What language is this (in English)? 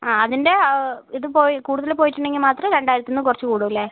Malayalam